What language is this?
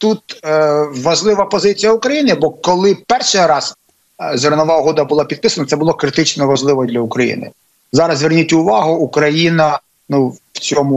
Ukrainian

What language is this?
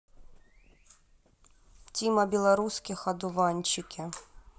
Russian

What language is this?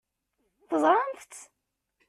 Kabyle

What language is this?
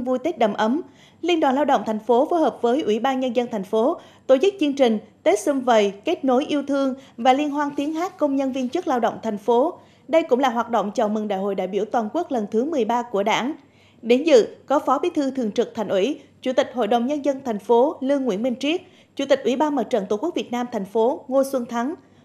Vietnamese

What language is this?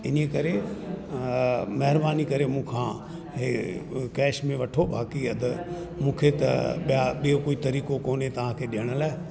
Sindhi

